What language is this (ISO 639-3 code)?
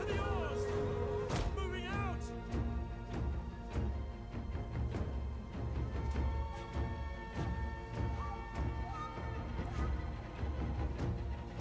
pol